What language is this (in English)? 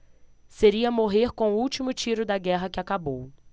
Portuguese